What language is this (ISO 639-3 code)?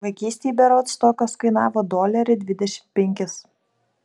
lit